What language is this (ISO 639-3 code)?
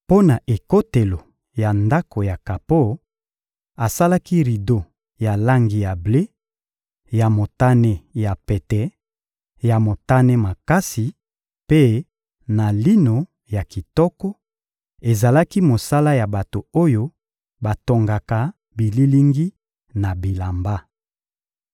lin